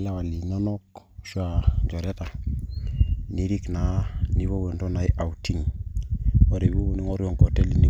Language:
Masai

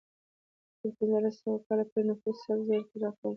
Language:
Pashto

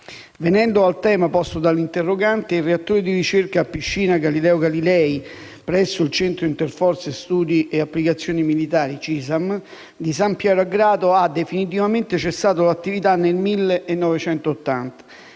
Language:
Italian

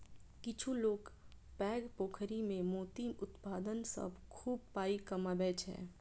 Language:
Maithili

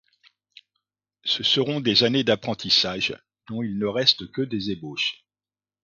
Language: French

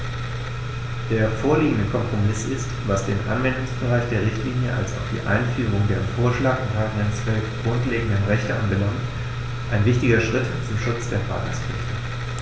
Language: German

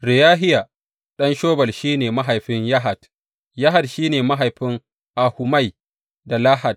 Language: Hausa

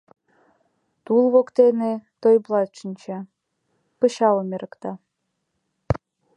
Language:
Mari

